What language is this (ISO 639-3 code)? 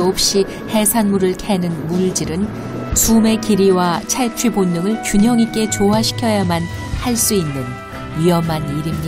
kor